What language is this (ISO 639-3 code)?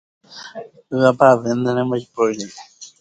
grn